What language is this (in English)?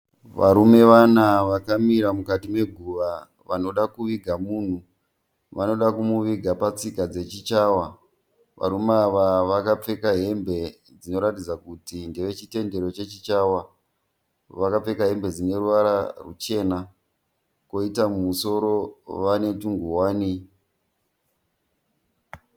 Shona